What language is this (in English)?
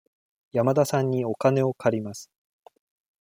Japanese